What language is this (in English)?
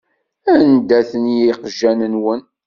Kabyle